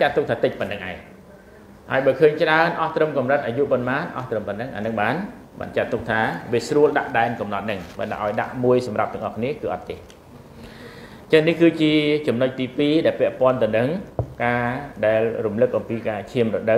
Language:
Thai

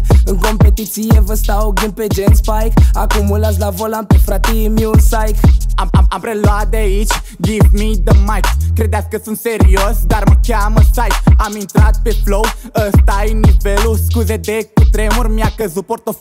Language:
Romanian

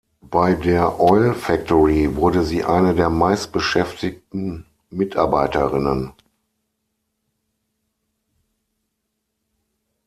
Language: German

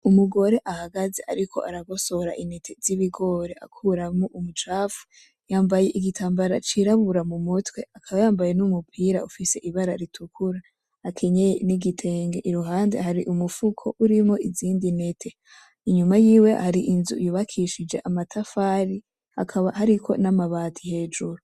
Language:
Rundi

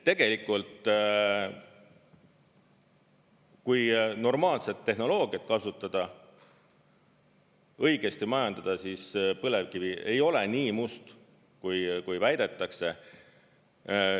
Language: Estonian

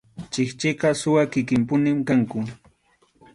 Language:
Arequipa-La Unión Quechua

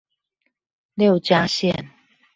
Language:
Chinese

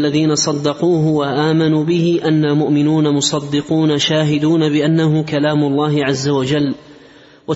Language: Arabic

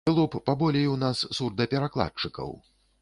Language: Belarusian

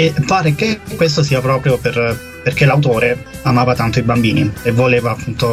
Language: Italian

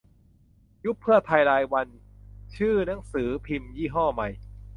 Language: Thai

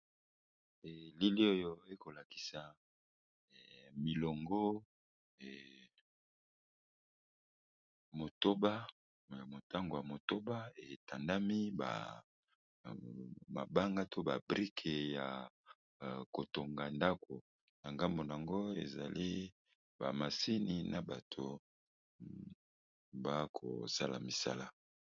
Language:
Lingala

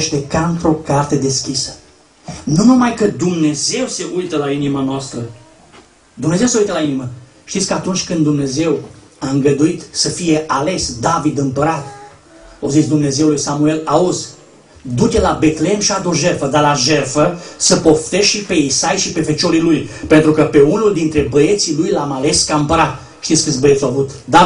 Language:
Romanian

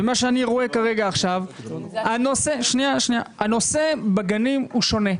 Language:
Hebrew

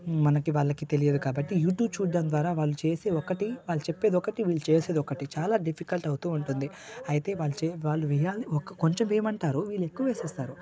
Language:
Telugu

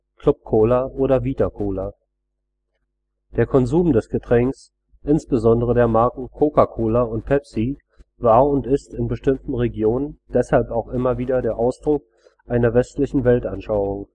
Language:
German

